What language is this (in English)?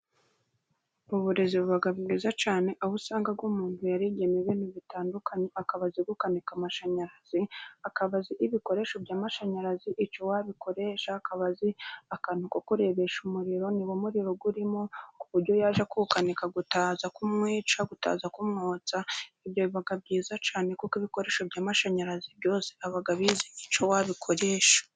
Kinyarwanda